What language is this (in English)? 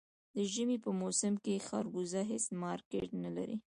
Pashto